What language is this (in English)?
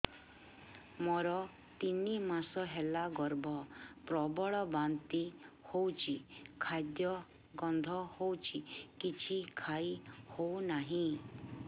Odia